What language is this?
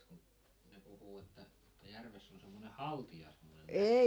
Finnish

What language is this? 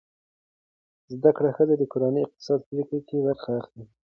Pashto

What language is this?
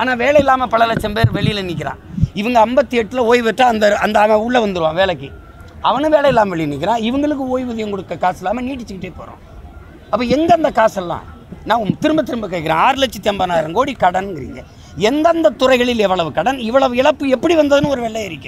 Romanian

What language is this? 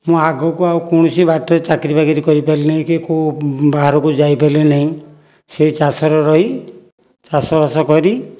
Odia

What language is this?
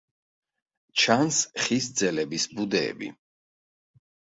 Georgian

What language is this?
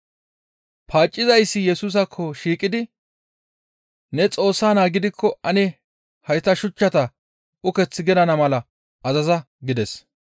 Gamo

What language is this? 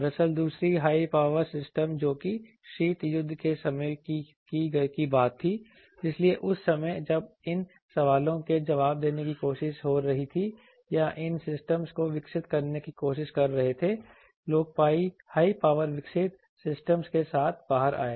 Hindi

